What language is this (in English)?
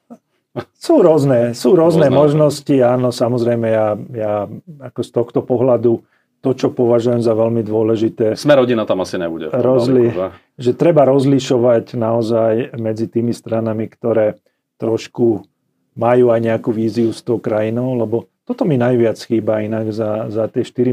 Slovak